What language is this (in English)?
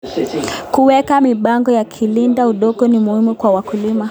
Kalenjin